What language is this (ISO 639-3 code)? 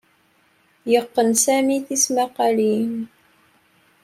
kab